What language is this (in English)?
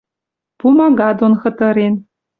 Western Mari